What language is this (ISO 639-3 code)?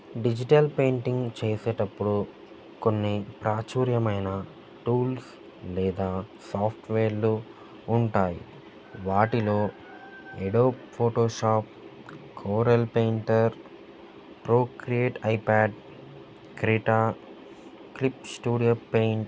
tel